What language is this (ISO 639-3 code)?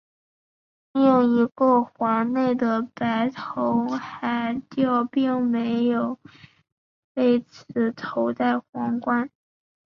zho